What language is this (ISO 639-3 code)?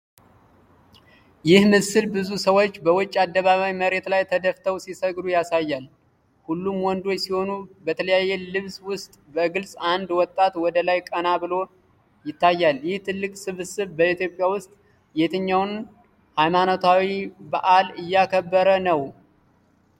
amh